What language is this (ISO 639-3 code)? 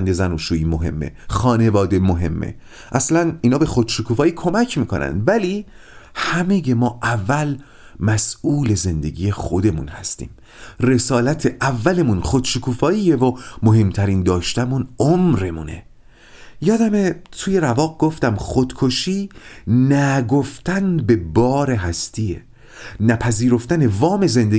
fas